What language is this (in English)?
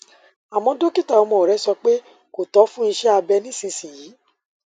Yoruba